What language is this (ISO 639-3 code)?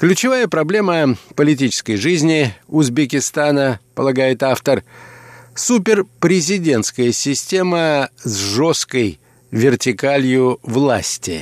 rus